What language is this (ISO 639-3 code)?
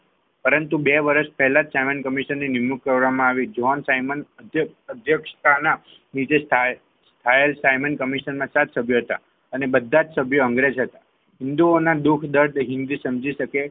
guj